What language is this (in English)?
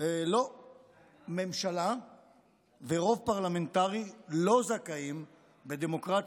Hebrew